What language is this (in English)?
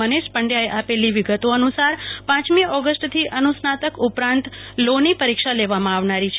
Gujarati